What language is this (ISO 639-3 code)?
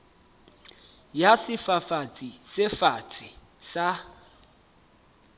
sot